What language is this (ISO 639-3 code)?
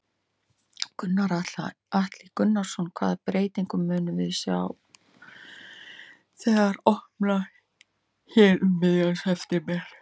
isl